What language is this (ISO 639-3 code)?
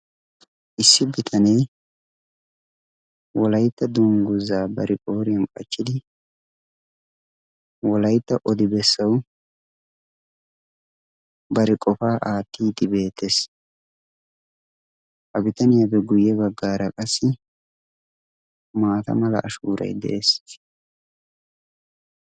wal